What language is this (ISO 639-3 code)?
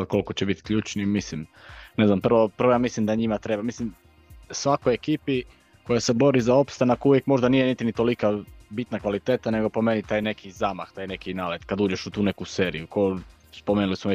hrv